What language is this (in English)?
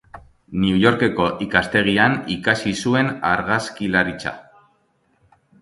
Basque